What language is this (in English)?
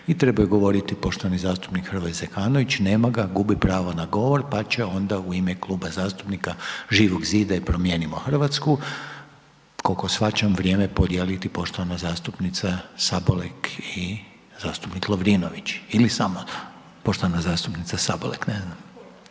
Croatian